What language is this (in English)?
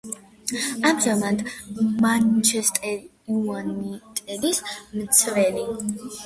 Georgian